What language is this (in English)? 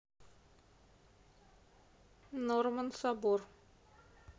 Russian